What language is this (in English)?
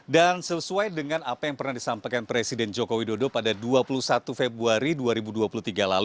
Indonesian